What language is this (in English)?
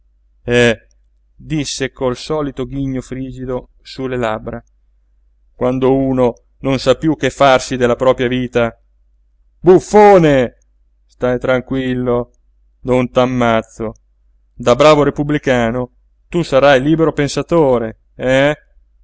Italian